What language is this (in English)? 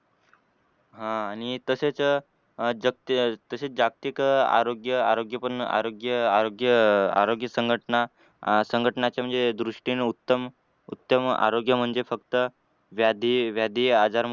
Marathi